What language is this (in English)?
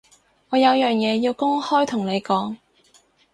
Cantonese